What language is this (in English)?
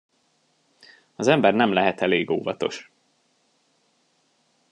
Hungarian